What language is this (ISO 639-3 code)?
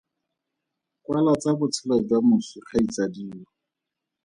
tsn